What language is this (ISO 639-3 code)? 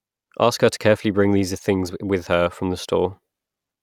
eng